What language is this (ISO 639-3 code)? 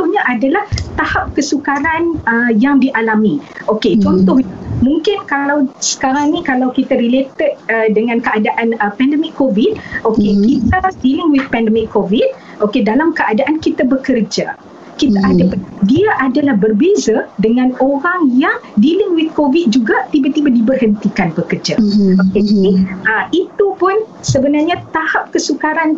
msa